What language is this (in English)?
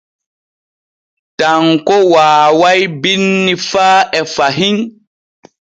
Borgu Fulfulde